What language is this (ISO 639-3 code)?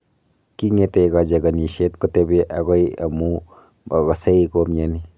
kln